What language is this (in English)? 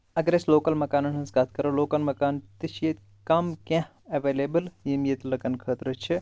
Kashmiri